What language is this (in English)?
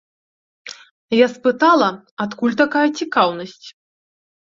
Belarusian